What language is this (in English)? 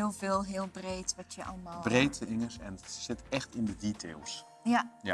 Dutch